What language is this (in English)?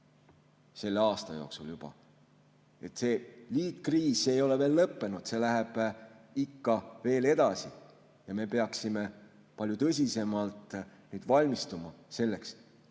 Estonian